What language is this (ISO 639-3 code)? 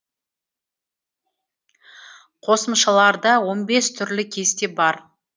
kaz